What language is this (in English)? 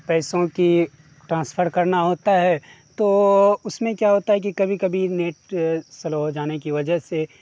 Urdu